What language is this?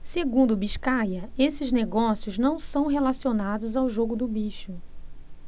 Portuguese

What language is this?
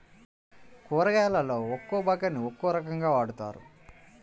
Telugu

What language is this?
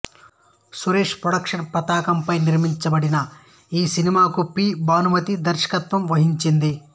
Telugu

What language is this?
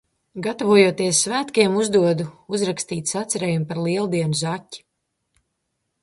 Latvian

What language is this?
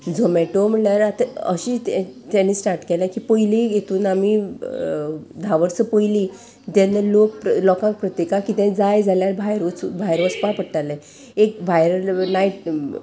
Konkani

